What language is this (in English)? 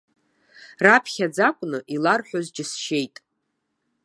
Abkhazian